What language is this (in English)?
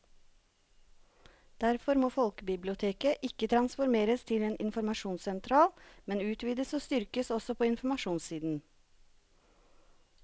Norwegian